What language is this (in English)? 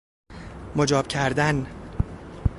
Persian